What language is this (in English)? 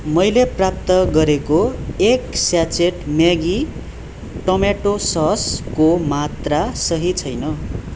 Nepali